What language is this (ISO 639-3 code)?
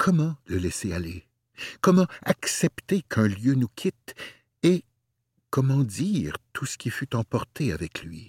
fra